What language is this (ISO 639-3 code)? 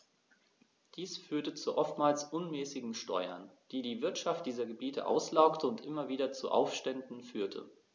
deu